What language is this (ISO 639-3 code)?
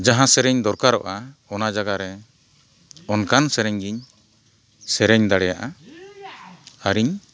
sat